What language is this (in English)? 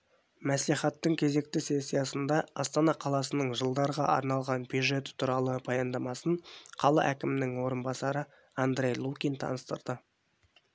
Kazakh